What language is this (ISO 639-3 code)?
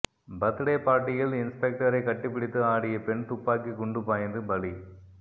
tam